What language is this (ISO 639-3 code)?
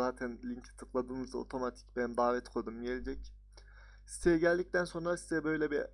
tur